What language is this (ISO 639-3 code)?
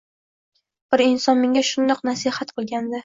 uzb